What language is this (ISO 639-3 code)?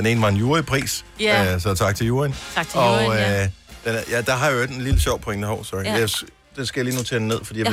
dan